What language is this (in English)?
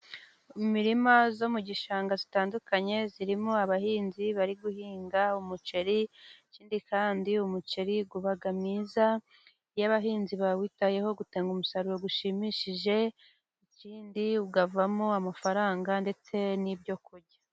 Kinyarwanda